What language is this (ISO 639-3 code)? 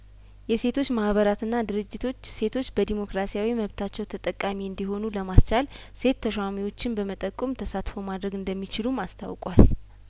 amh